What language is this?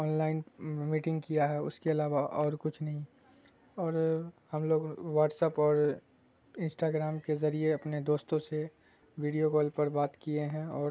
Urdu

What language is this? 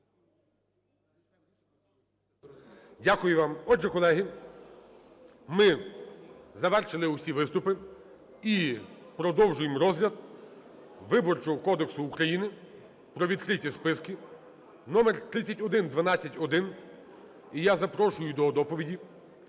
Ukrainian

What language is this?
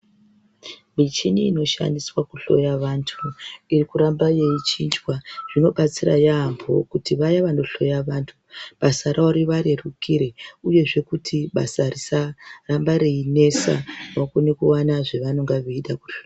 Ndau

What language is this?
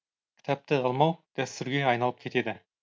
Kazakh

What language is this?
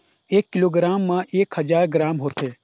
Chhattisgarhi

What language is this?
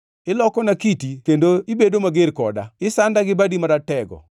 Luo (Kenya and Tanzania)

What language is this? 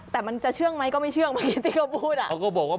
Thai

